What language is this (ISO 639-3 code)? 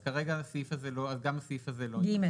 heb